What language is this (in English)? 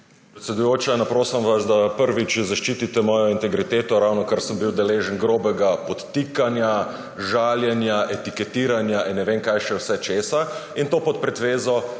Slovenian